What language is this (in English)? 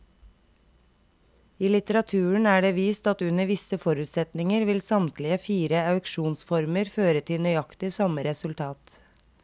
Norwegian